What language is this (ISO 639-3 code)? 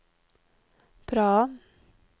nor